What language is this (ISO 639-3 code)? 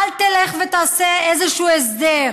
heb